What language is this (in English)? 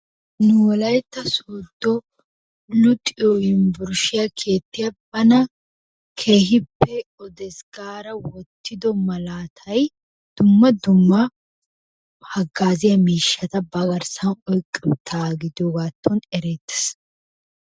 Wolaytta